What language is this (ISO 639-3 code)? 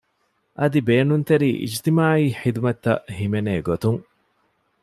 div